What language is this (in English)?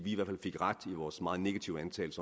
Danish